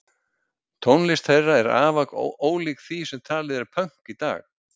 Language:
Icelandic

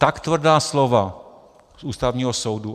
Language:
Czech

